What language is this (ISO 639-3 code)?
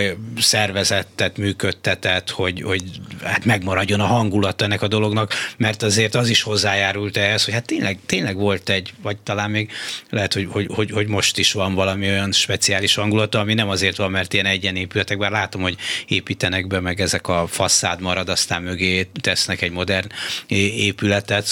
hun